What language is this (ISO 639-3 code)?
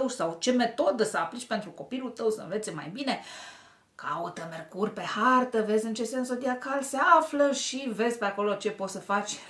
ron